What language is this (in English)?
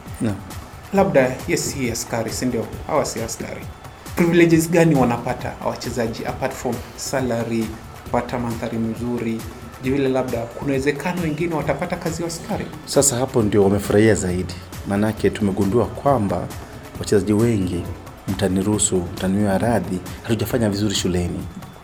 Swahili